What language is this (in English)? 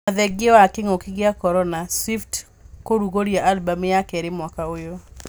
Kikuyu